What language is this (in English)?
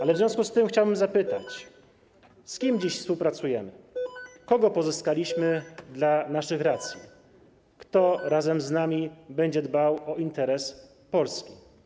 Polish